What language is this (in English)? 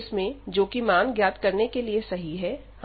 Hindi